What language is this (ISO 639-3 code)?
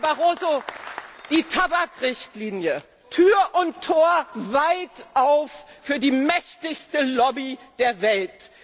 deu